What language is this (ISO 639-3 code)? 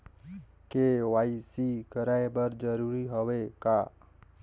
hne